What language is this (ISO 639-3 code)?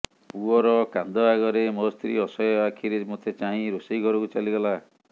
ori